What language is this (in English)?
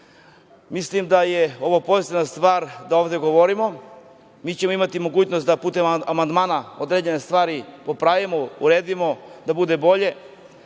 Serbian